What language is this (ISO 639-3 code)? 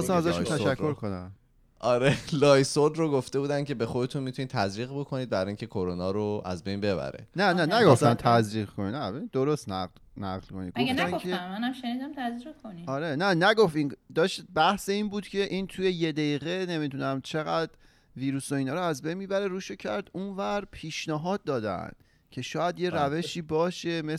fas